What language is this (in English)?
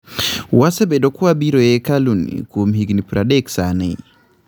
Luo (Kenya and Tanzania)